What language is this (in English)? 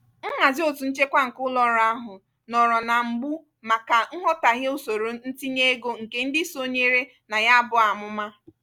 Igbo